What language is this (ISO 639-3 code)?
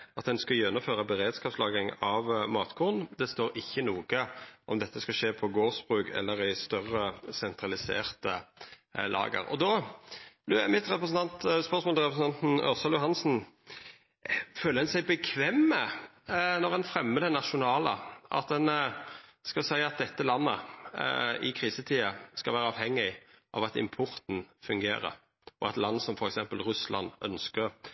nno